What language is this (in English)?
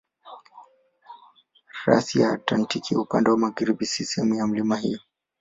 Swahili